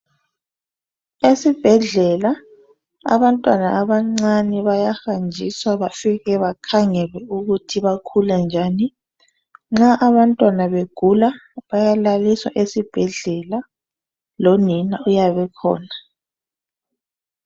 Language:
North Ndebele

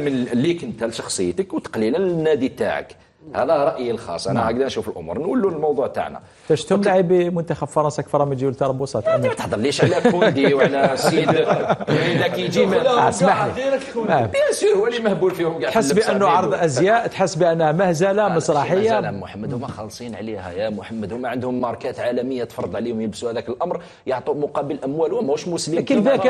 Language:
Arabic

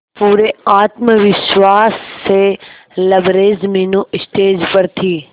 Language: Hindi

